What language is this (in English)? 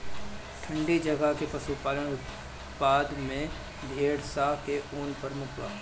Bhojpuri